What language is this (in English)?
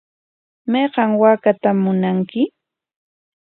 Corongo Ancash Quechua